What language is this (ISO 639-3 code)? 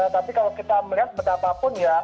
ind